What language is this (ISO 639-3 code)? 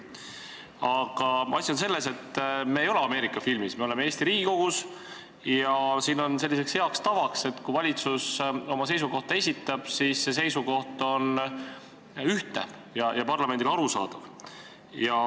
est